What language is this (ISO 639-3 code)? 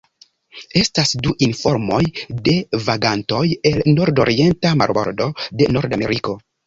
epo